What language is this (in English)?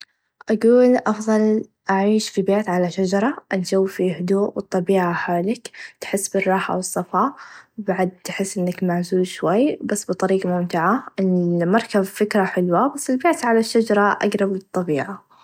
Najdi Arabic